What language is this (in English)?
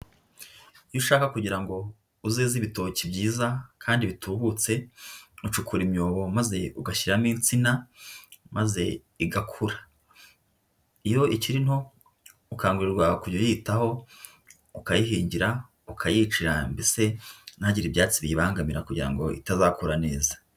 Kinyarwanda